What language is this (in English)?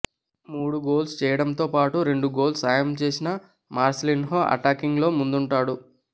Telugu